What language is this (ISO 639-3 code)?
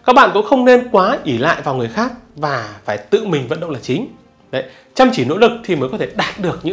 vie